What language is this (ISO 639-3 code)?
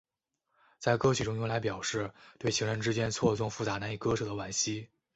zho